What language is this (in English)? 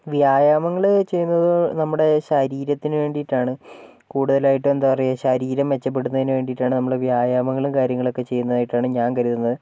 Malayalam